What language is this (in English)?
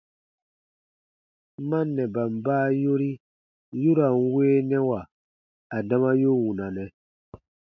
Baatonum